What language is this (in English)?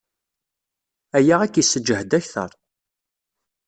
Kabyle